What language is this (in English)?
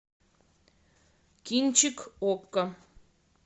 Russian